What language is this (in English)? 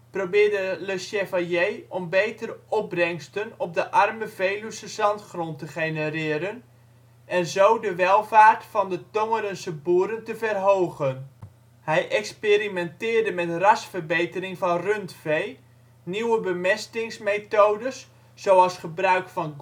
Dutch